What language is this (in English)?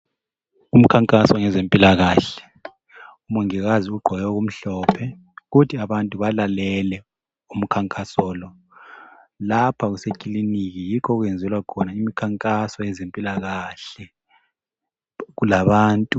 North Ndebele